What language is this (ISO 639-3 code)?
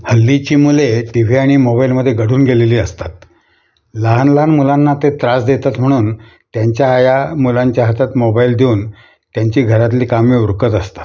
mar